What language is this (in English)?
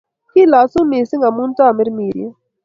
Kalenjin